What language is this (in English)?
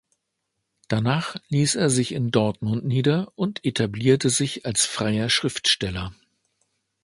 German